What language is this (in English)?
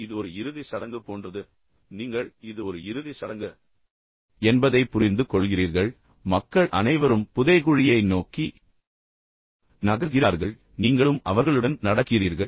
Tamil